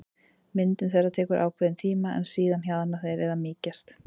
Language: Icelandic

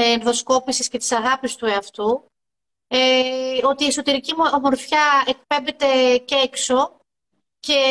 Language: Greek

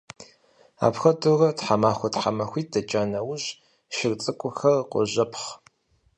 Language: Kabardian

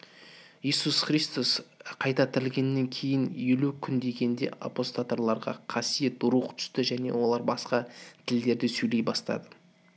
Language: Kazakh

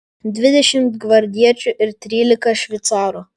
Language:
Lithuanian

